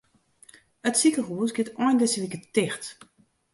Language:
Western Frisian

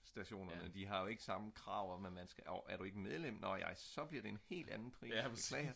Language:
Danish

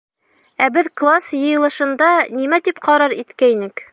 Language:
Bashkir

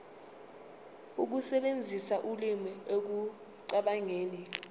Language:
Zulu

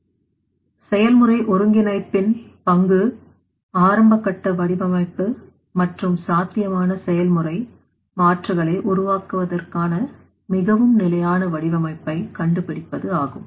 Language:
Tamil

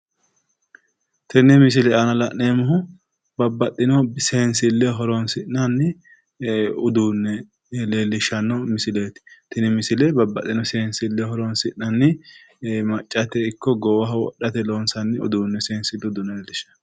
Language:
Sidamo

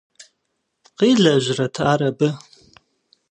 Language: Kabardian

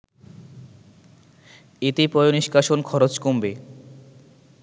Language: Bangla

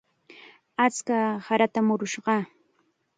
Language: Chiquián Ancash Quechua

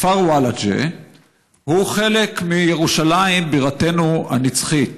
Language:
Hebrew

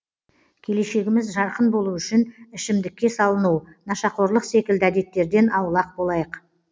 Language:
Kazakh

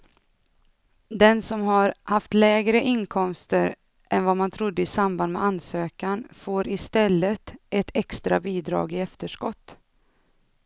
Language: Swedish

